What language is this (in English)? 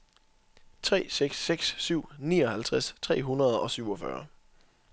Danish